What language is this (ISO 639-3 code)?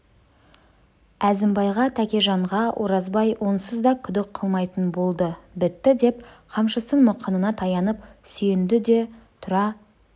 kaz